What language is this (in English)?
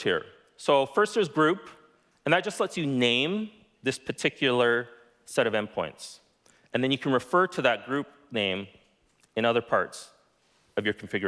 English